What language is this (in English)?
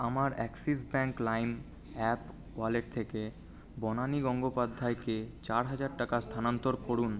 Bangla